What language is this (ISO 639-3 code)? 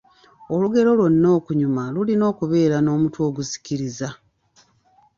lug